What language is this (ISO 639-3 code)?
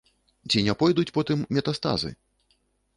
bel